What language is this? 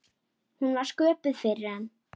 Icelandic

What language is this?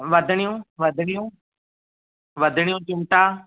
Sindhi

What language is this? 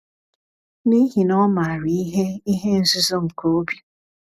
Igbo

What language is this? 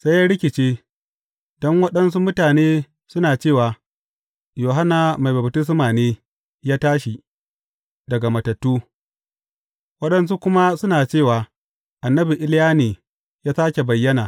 Hausa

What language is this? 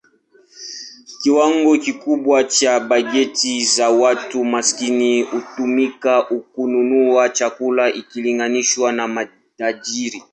Swahili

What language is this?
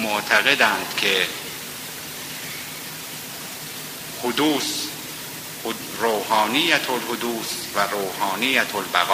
Persian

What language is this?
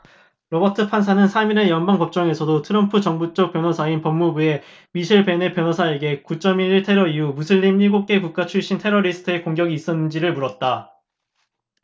Korean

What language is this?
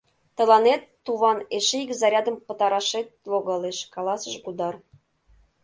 Mari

